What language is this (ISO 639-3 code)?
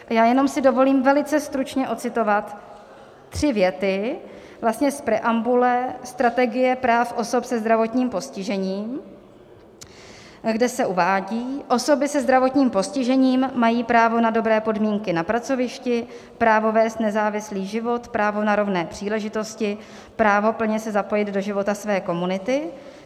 ces